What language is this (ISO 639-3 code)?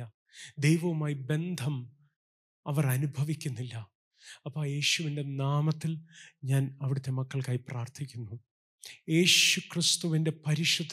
mal